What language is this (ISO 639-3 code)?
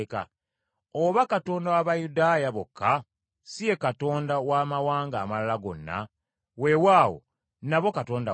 lug